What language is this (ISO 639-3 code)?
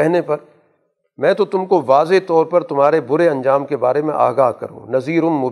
urd